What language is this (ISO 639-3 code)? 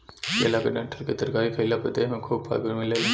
bho